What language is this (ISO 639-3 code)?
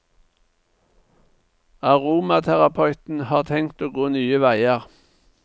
nor